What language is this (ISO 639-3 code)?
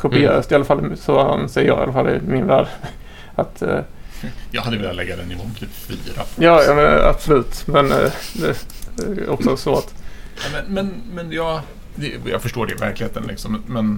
swe